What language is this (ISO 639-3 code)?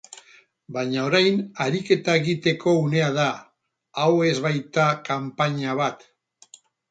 eus